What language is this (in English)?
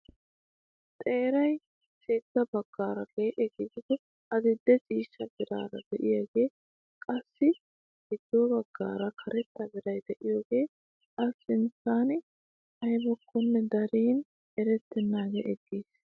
Wolaytta